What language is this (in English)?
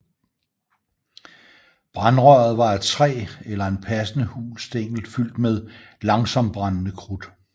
Danish